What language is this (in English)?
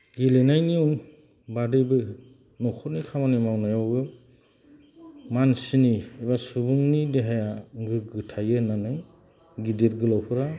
Bodo